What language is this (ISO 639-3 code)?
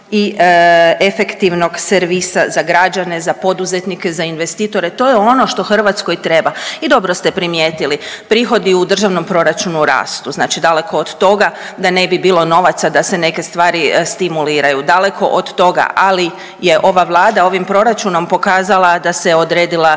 hrv